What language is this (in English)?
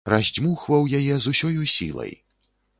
Belarusian